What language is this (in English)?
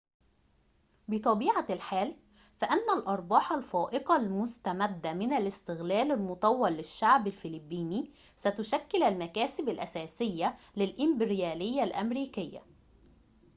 Arabic